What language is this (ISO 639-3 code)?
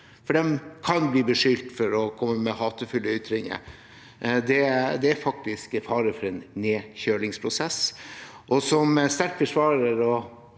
nor